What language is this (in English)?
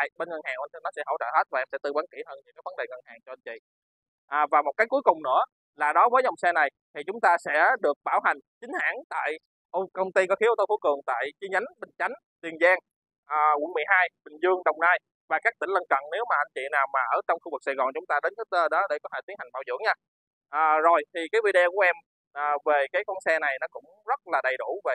Vietnamese